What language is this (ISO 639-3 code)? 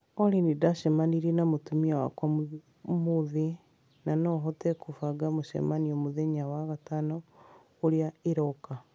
kik